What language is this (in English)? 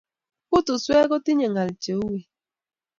Kalenjin